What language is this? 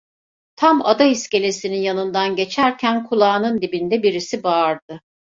Turkish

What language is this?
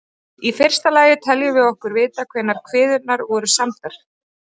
Icelandic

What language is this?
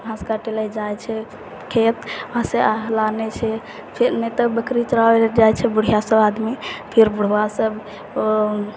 Maithili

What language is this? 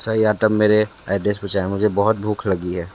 Hindi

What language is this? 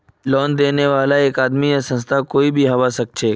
Magahi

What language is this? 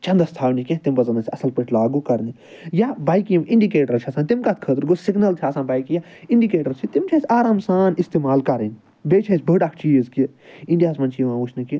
Kashmiri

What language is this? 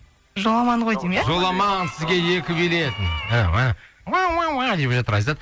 Kazakh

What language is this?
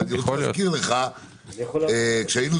Hebrew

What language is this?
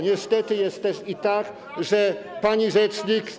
Polish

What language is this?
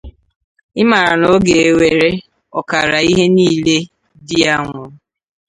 Igbo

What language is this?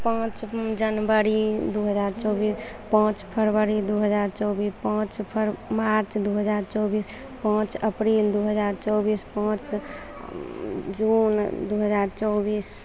Maithili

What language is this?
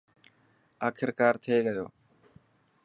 Dhatki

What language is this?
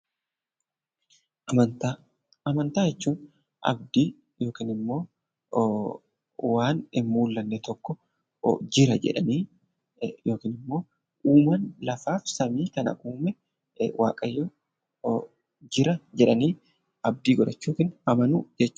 Oromo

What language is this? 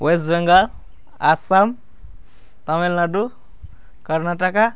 Nepali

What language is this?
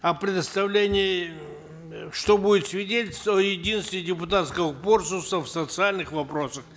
Kazakh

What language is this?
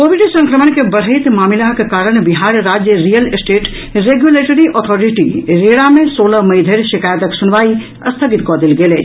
Maithili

